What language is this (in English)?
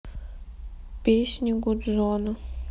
Russian